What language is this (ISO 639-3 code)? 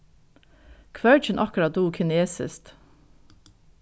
fao